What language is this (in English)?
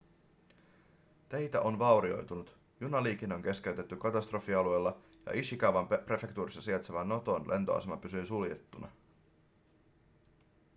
Finnish